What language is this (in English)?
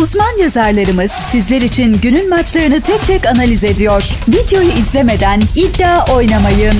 Turkish